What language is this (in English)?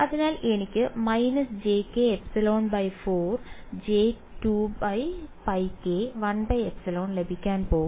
Malayalam